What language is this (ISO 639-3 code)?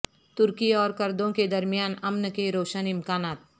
urd